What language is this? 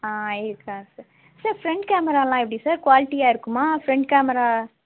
Tamil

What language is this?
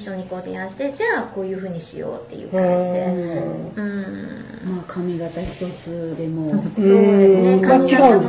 Japanese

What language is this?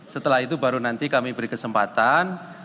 Indonesian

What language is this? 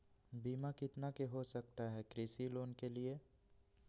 Magahi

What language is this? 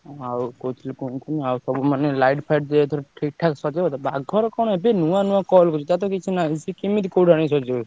Odia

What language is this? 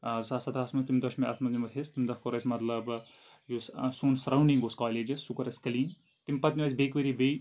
Kashmiri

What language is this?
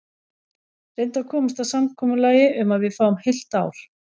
Icelandic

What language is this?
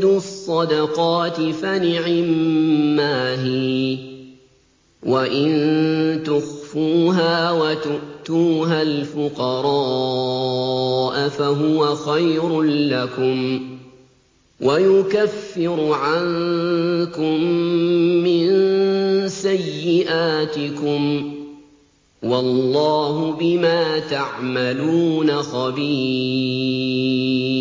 Arabic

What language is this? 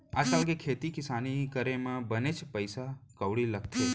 Chhattisgarhi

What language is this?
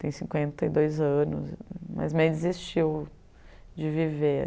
Portuguese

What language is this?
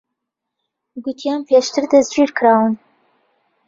Central Kurdish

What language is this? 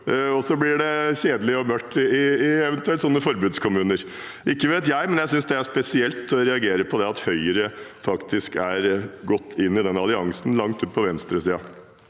Norwegian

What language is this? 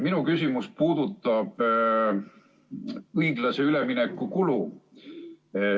Estonian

